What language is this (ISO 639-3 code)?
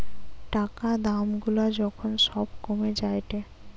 ben